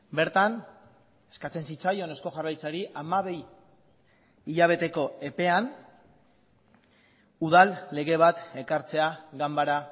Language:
Basque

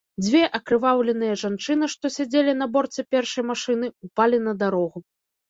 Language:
Belarusian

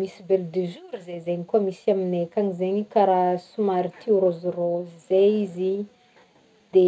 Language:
Northern Betsimisaraka Malagasy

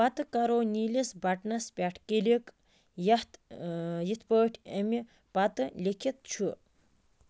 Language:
Kashmiri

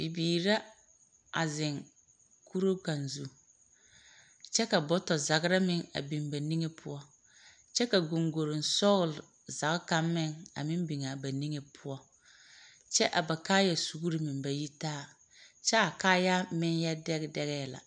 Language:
Southern Dagaare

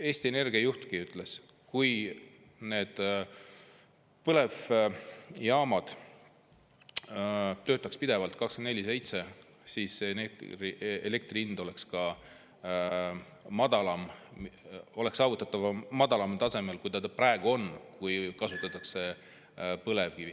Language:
Estonian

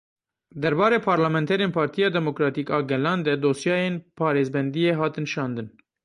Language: Kurdish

